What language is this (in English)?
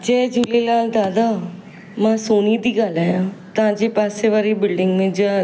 Sindhi